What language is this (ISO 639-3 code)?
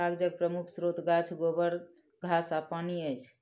mai